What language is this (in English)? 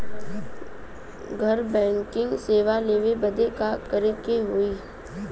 Bhojpuri